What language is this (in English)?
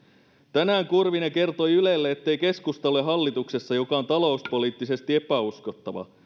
Finnish